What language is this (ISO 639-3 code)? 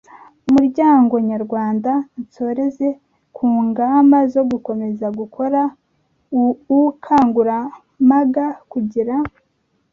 kin